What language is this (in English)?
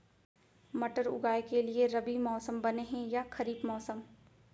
Chhattisgarhi